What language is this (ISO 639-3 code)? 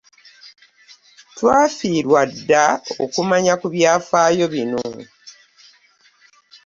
lug